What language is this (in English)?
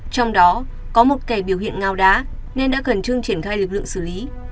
Vietnamese